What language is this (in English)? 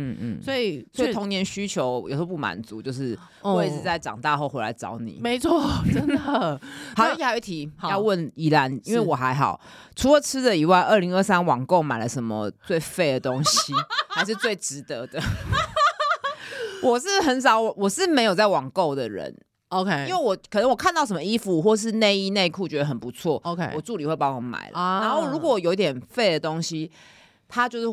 Chinese